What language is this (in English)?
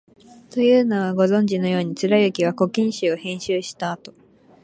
Japanese